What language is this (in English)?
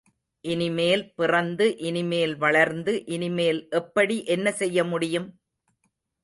Tamil